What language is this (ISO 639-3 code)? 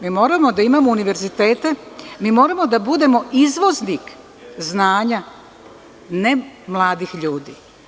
srp